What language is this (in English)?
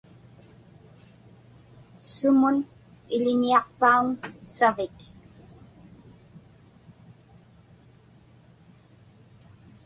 Inupiaq